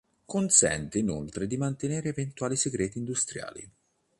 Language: Italian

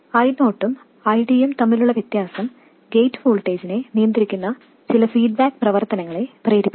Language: Malayalam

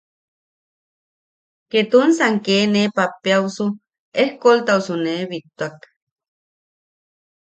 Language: Yaqui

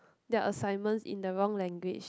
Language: English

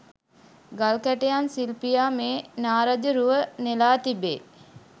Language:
Sinhala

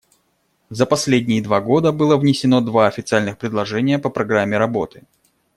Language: Russian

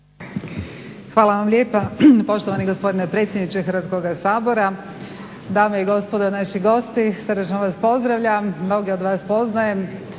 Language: Croatian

